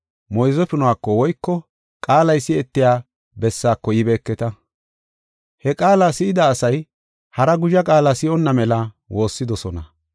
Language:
Gofa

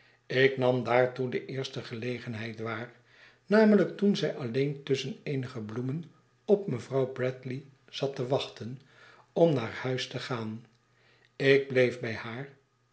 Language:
Dutch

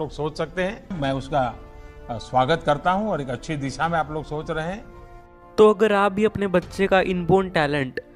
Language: Hindi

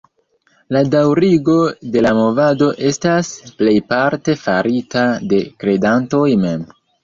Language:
Esperanto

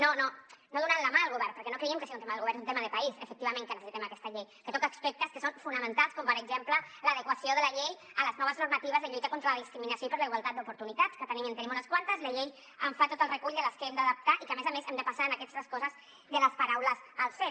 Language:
Catalan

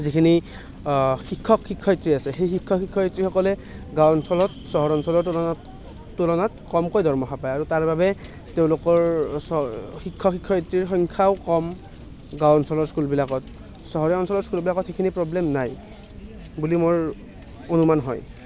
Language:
Assamese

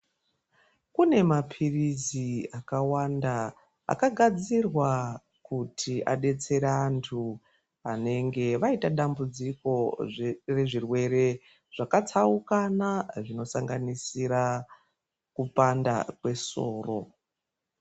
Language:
Ndau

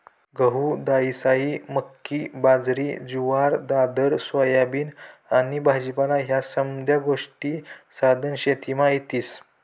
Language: Marathi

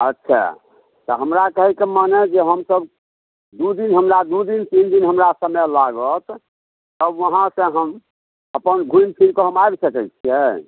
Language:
Maithili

